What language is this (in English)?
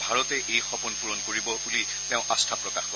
Assamese